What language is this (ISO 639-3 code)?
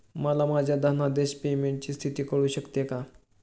mar